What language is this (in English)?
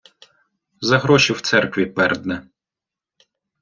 Ukrainian